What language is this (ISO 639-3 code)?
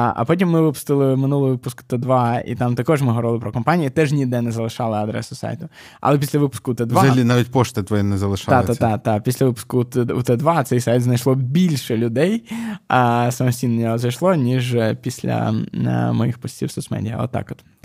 ukr